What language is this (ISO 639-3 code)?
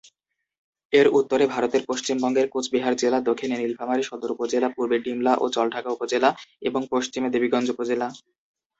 ben